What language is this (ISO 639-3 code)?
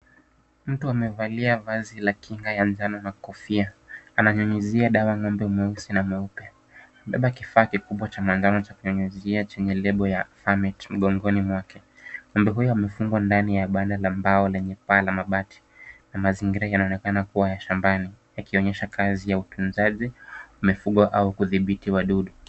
swa